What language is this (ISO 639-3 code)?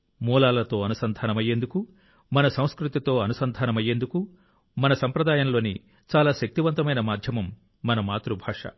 tel